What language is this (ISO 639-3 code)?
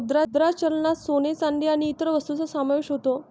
mar